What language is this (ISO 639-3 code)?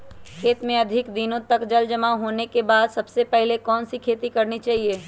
mag